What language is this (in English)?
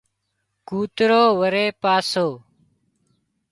Wadiyara Koli